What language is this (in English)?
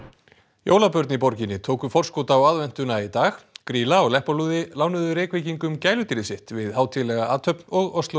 Icelandic